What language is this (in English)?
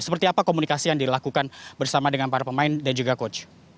Indonesian